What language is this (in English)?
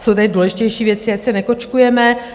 Czech